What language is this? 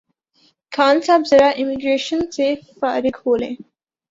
Urdu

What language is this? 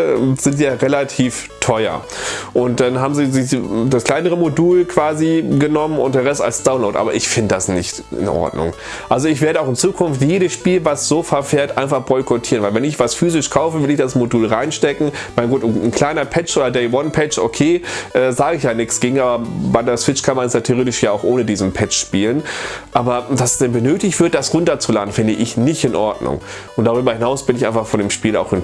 German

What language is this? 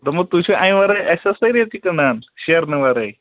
Kashmiri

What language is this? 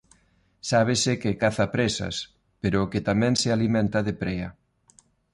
Galician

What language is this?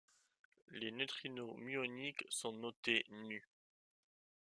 French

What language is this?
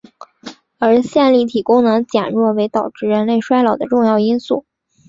Chinese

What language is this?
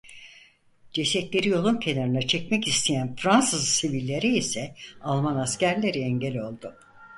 Turkish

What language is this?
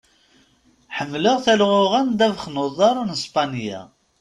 Kabyle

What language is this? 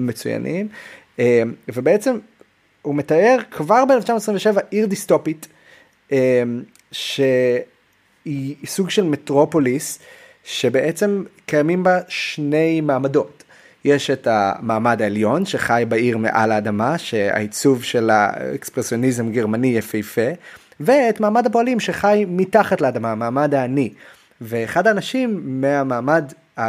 Hebrew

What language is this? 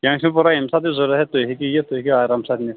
Kashmiri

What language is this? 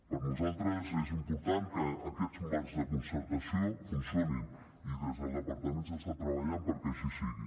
Catalan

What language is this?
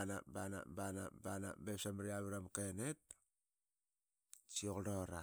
Qaqet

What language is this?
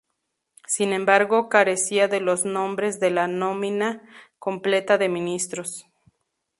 Spanish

